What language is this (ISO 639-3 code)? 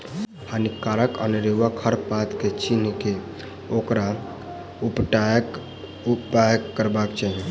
mai